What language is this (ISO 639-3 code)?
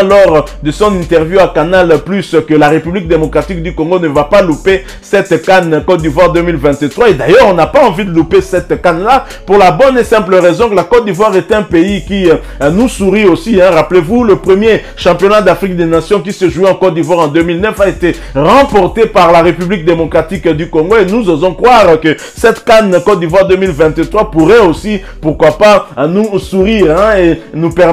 fra